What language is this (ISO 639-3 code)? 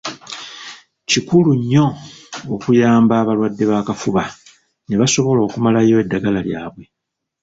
lug